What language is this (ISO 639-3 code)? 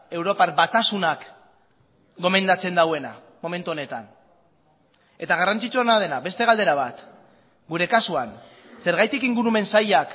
eus